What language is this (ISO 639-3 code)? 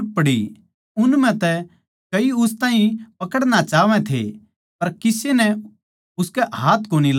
bgc